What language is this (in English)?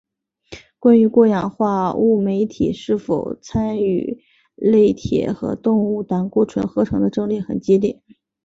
Chinese